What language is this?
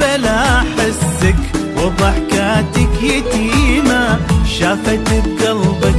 Arabic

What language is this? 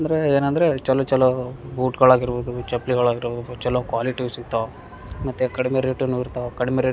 Kannada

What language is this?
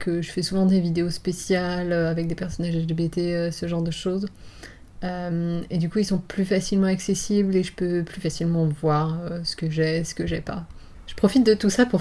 French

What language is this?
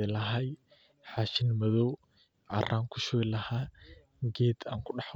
Somali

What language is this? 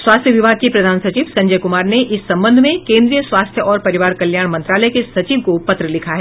Hindi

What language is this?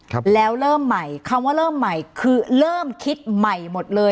Thai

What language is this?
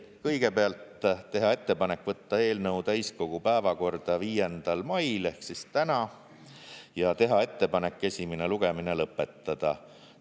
Estonian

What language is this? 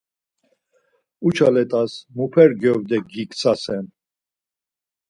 Laz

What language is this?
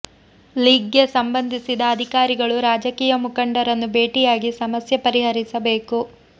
Kannada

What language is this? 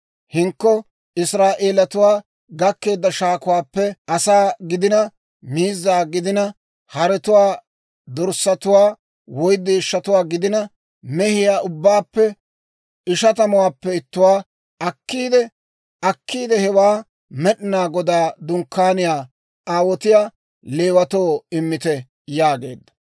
Dawro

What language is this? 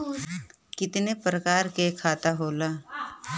Bhojpuri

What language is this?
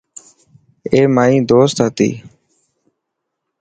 Dhatki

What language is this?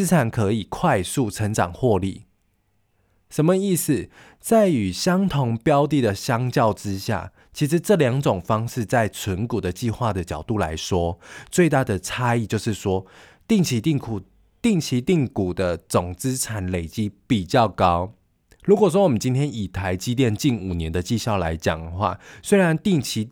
Chinese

